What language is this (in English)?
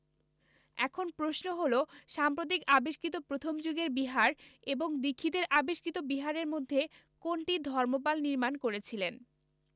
Bangla